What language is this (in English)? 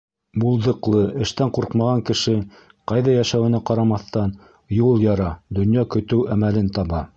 Bashkir